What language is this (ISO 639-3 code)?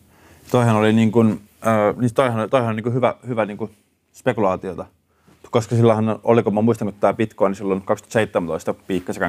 fin